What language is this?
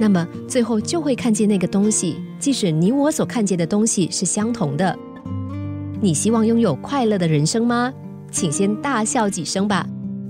Chinese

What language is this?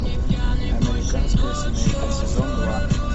Russian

